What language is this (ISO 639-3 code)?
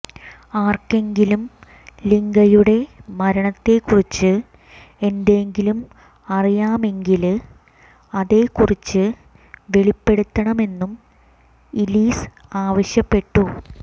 mal